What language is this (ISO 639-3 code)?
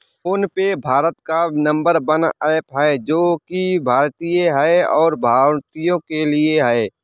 hin